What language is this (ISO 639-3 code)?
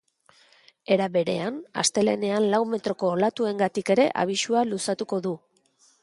eus